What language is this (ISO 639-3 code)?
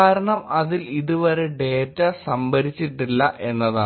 mal